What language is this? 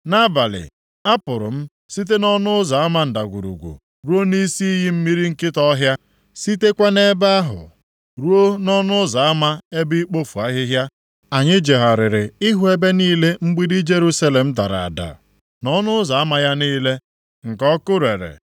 Igbo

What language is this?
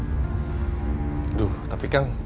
Indonesian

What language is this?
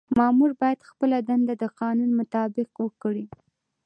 Pashto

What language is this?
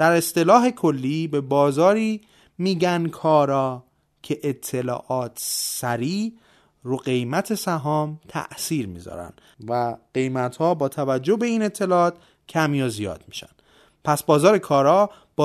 Persian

